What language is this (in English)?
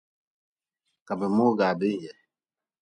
Nawdm